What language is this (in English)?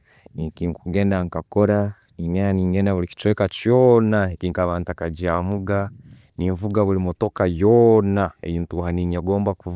Tooro